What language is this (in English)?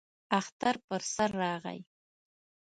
Pashto